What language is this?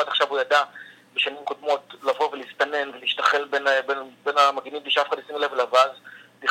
Hebrew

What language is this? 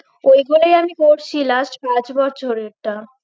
Bangla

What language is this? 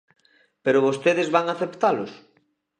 Galician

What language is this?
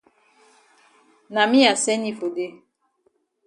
Cameroon Pidgin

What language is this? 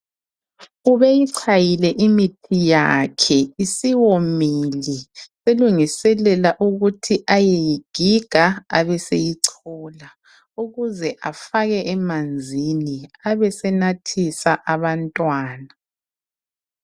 North Ndebele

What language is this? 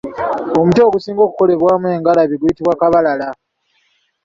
Ganda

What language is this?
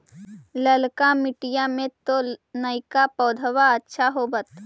Magahi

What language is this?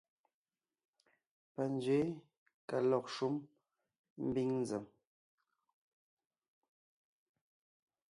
Ngiemboon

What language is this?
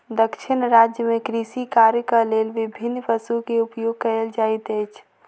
Maithili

